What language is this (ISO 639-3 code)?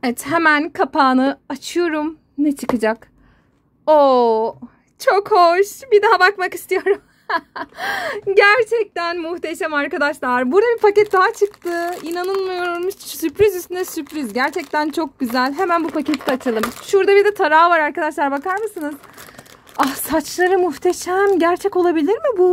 tur